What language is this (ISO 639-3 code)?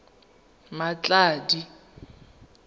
tsn